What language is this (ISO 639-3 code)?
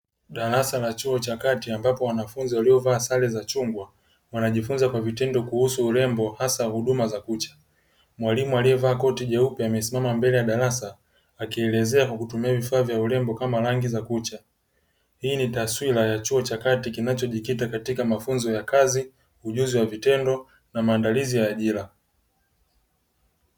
swa